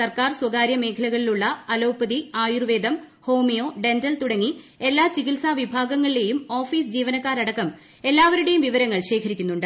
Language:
Malayalam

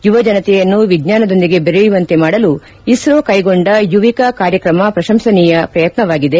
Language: Kannada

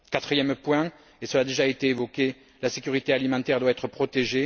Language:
French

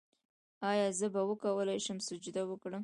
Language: Pashto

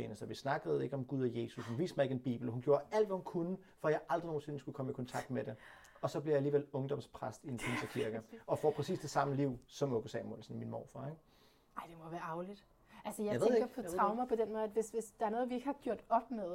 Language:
Danish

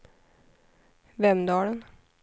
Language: Swedish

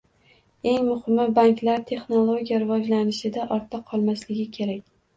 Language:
Uzbek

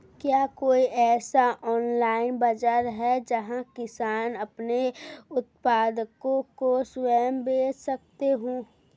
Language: Hindi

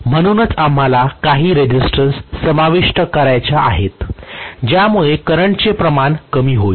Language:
Marathi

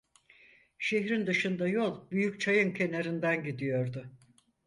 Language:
Turkish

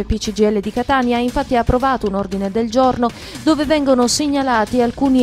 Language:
Italian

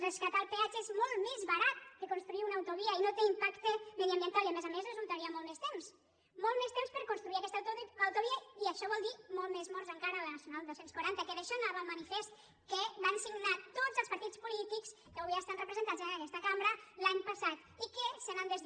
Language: Catalan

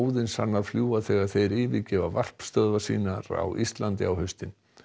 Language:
Icelandic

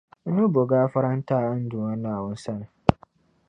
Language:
Dagbani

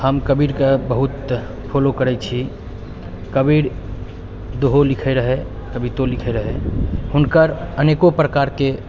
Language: Maithili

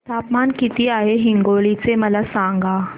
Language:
Marathi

